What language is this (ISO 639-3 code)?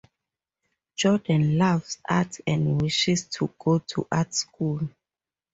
eng